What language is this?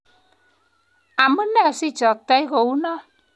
Kalenjin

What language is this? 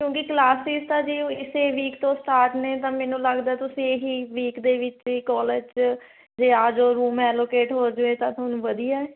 Punjabi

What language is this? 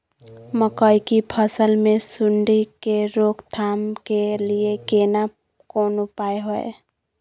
Maithili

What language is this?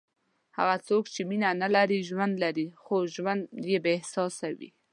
Pashto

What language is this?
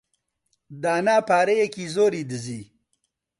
Central Kurdish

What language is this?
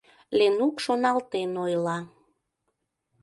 Mari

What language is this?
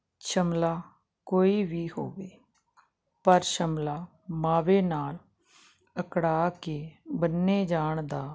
Punjabi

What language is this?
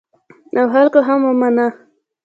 Pashto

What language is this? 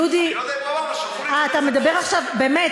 Hebrew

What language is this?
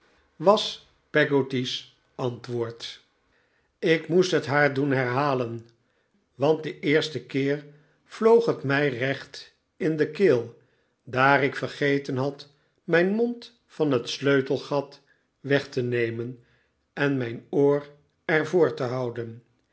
Dutch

